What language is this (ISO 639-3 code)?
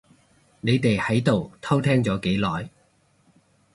yue